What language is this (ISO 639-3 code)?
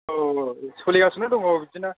brx